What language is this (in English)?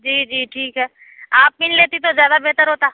Urdu